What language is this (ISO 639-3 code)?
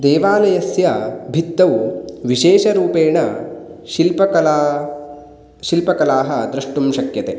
san